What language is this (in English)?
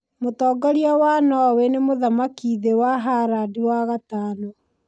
Kikuyu